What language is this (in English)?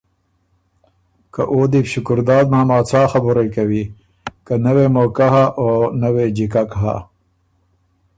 Ormuri